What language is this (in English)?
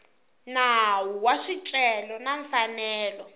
Tsonga